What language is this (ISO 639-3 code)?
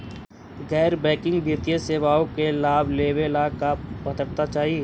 mag